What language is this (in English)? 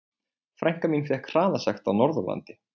Icelandic